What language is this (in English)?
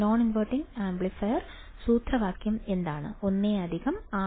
Malayalam